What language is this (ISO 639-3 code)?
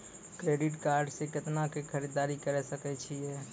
mai